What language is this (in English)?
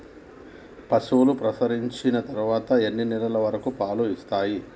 Telugu